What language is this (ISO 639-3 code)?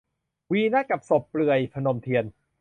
tha